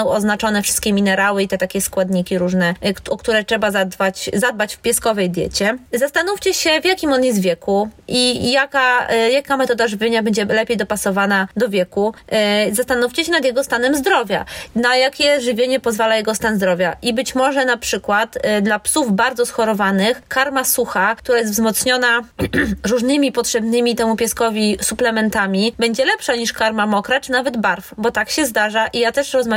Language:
Polish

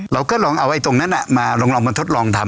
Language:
Thai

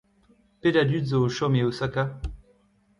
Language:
Breton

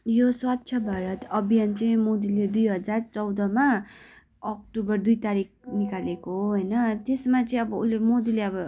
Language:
Nepali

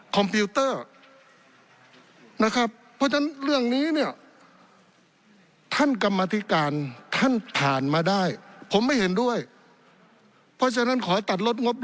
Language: Thai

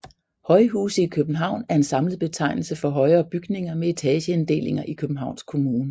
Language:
Danish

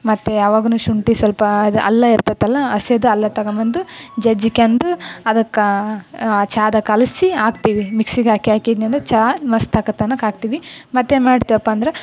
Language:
Kannada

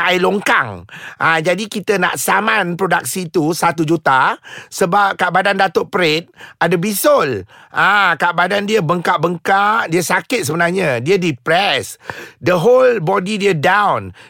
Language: Malay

